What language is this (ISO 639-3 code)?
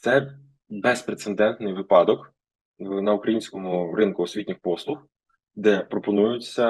ukr